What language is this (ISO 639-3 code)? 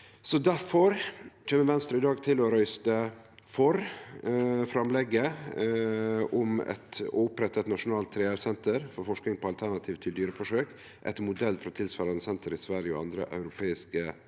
nor